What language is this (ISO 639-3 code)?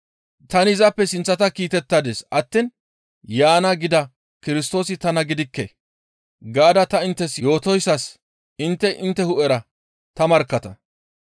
gmv